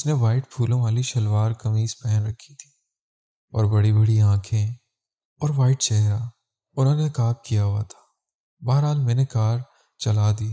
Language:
Urdu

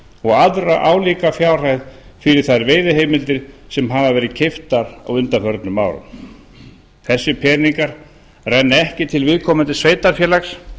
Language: Icelandic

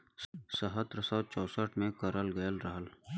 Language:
Bhojpuri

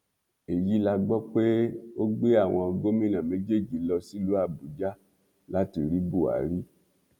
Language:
Yoruba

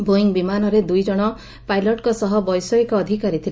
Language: Odia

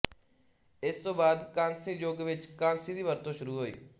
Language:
Punjabi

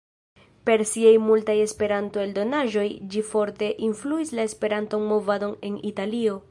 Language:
Esperanto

